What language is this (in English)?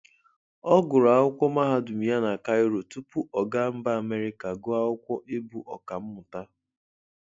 Igbo